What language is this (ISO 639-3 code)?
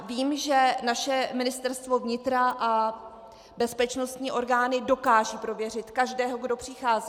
ces